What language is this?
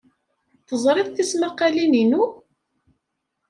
Kabyle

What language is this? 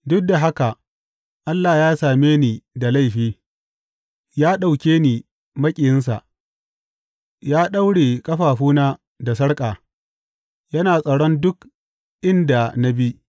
Hausa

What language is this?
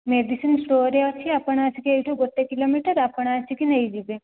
Odia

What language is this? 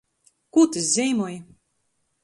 Latgalian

